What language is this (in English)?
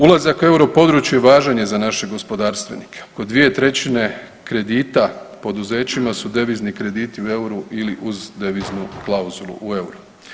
Croatian